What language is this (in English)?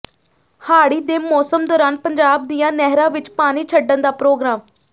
Punjabi